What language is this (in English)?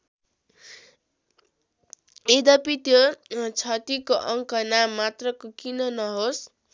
Nepali